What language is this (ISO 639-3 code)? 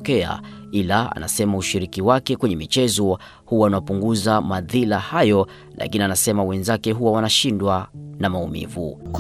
swa